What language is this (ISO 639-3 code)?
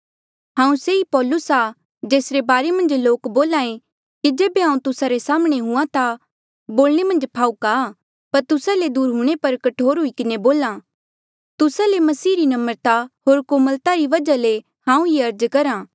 mjl